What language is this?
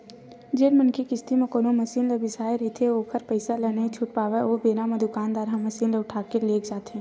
Chhattisgarhi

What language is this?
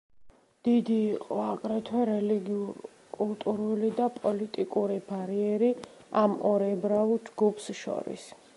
Georgian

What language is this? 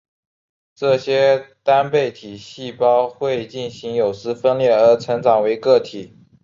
Chinese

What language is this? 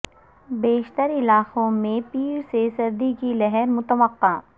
Urdu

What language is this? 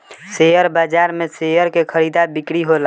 Bhojpuri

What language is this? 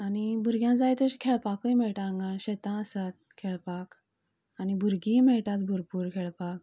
Konkani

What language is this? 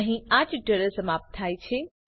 Gujarati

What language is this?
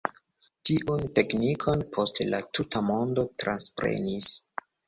Esperanto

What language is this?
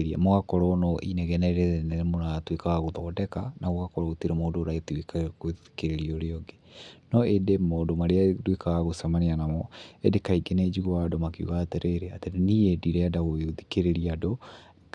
Kikuyu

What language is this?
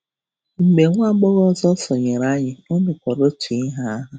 Igbo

